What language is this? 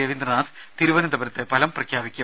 Malayalam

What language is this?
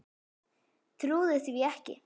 Icelandic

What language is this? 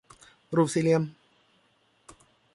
Thai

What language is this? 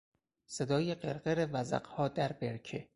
Persian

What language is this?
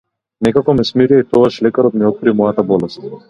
Macedonian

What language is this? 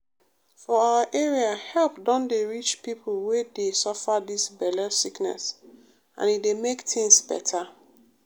Nigerian Pidgin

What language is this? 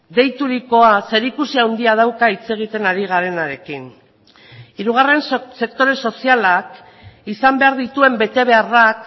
Basque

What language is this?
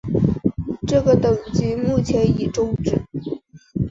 Chinese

